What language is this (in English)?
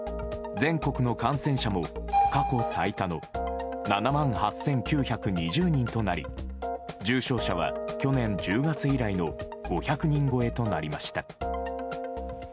Japanese